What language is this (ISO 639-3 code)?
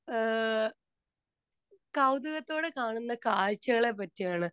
mal